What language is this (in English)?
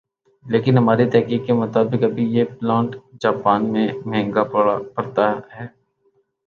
Urdu